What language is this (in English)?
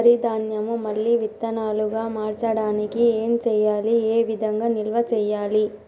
Telugu